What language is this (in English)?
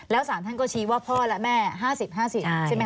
Thai